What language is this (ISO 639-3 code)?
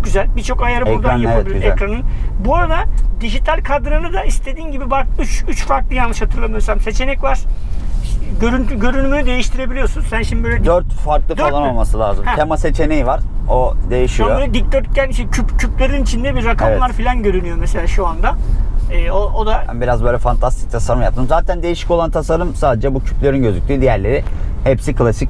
tur